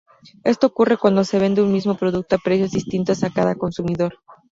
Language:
Spanish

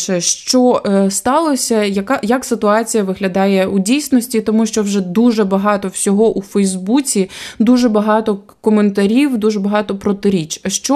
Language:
Ukrainian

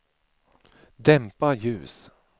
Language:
Swedish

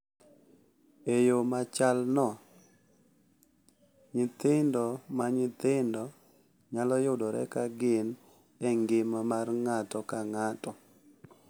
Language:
Luo (Kenya and Tanzania)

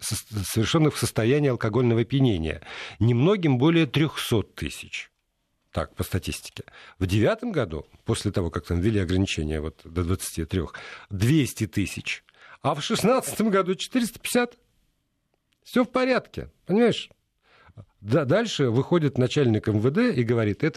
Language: Russian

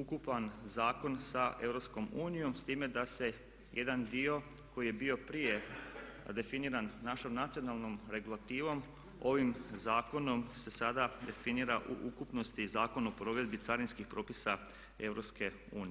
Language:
Croatian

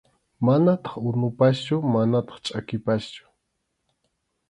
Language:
Arequipa-La Unión Quechua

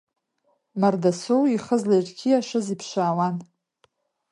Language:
Abkhazian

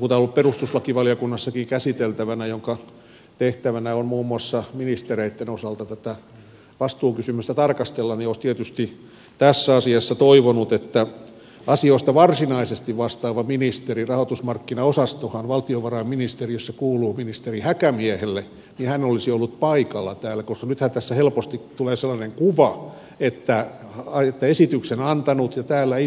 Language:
Finnish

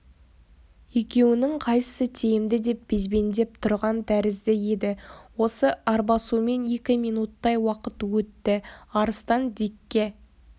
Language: Kazakh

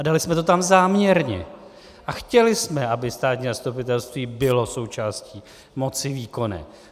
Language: Czech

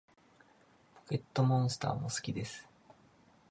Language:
Japanese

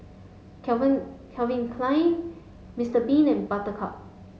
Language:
English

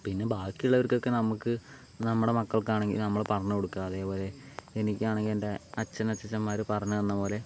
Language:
Malayalam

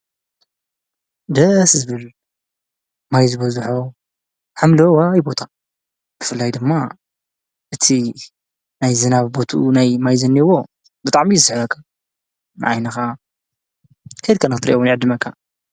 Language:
Tigrinya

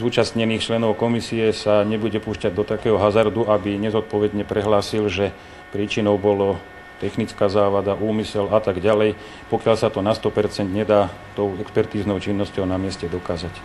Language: Slovak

